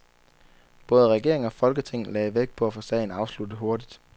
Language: Danish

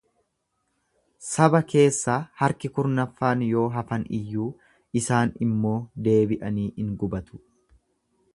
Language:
Oromo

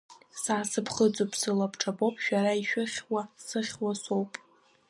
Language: Abkhazian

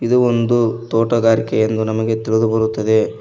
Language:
Kannada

